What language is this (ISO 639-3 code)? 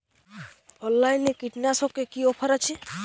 ben